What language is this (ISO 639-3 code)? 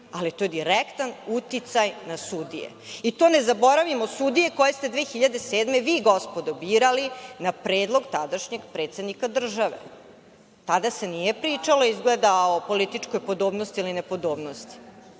srp